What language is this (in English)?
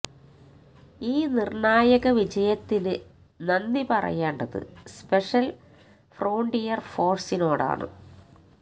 Malayalam